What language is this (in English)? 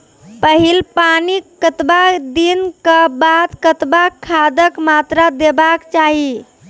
Maithili